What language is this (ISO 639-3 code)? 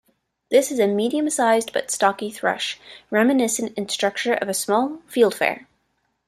eng